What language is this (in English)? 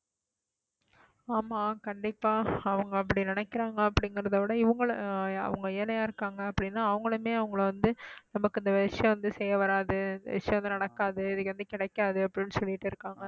Tamil